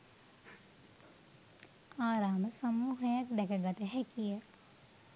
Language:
Sinhala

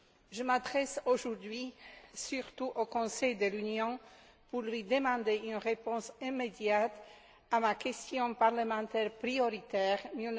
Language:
French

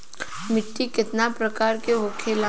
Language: Bhojpuri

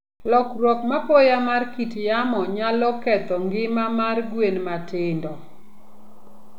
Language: Luo (Kenya and Tanzania)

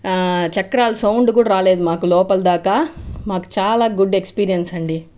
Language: Telugu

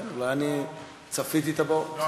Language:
Hebrew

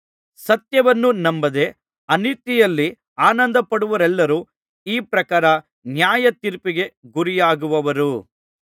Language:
Kannada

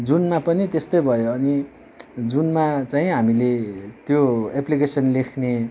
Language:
Nepali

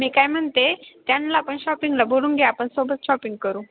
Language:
Marathi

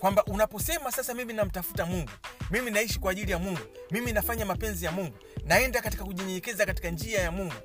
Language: Swahili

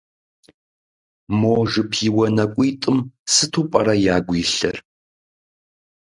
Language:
Kabardian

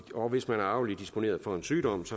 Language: Danish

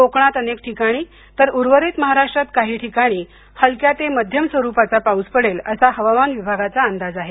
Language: Marathi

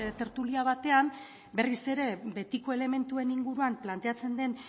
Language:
Basque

